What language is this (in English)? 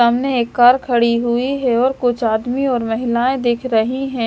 Hindi